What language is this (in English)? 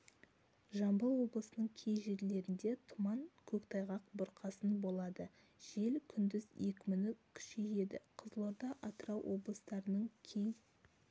Kazakh